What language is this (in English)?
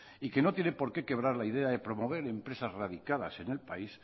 Spanish